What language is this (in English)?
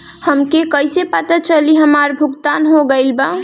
Bhojpuri